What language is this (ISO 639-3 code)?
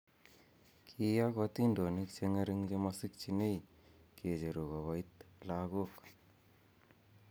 kln